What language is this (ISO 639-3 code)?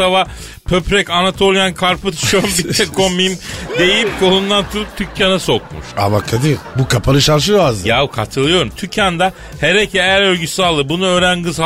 tur